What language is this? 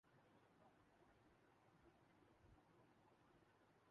Urdu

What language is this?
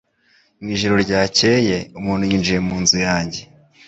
Kinyarwanda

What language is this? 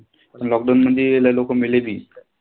Marathi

